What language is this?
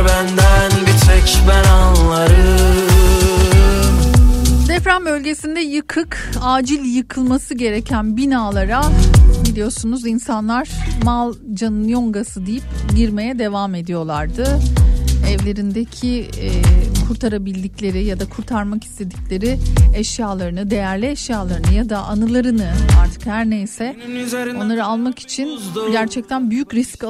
Turkish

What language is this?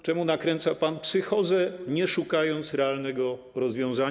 Polish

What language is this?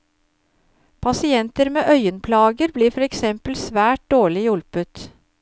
Norwegian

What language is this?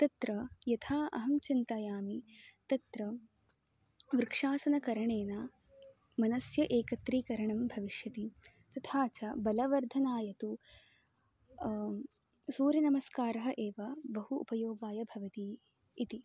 Sanskrit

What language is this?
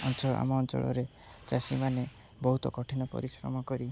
Odia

